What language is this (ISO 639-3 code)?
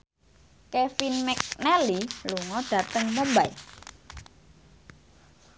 jav